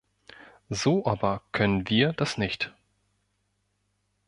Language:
German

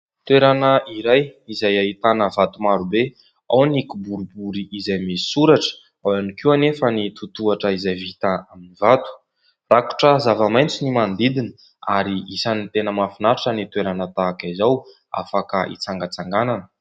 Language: Malagasy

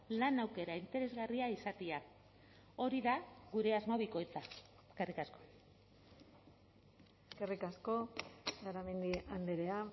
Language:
Basque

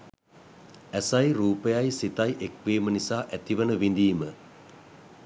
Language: Sinhala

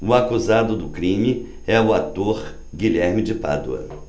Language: Portuguese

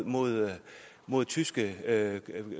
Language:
Danish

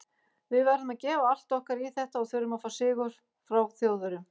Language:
Icelandic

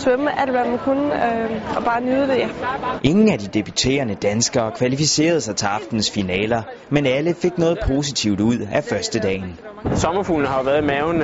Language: Danish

